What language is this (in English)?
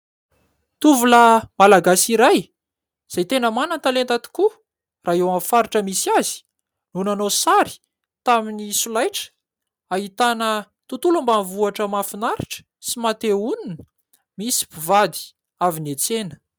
Malagasy